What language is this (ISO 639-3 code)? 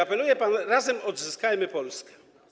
pol